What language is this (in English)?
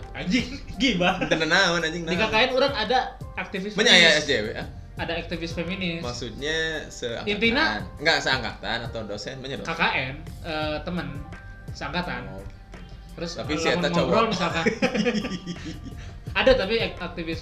Indonesian